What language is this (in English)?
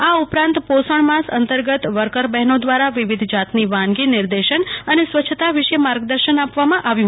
Gujarati